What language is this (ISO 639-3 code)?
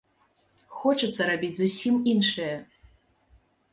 bel